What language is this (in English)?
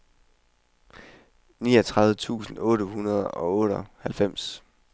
Danish